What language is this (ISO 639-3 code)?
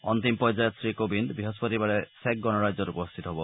asm